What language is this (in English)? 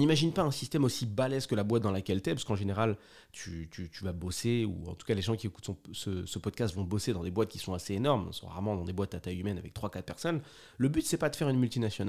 French